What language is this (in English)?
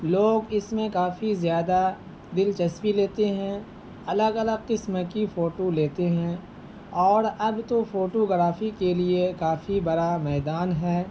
Urdu